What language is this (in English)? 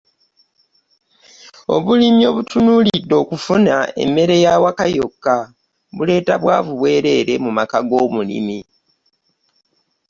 Ganda